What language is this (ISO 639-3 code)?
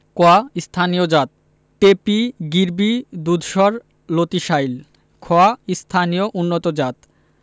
ben